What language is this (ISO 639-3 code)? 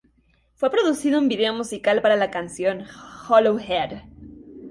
spa